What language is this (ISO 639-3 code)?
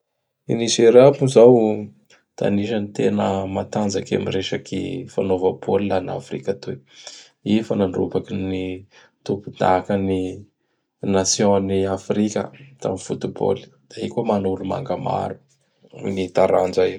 bhr